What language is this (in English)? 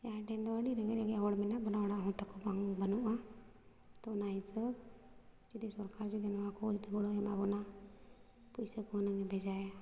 Santali